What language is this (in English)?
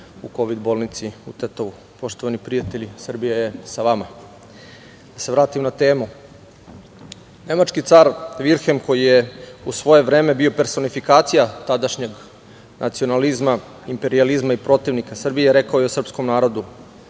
Serbian